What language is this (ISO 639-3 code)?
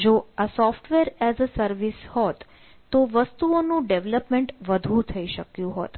guj